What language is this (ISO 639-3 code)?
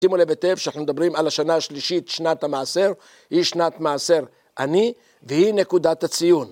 heb